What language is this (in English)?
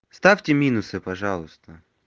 Russian